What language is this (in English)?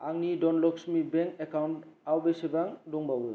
Bodo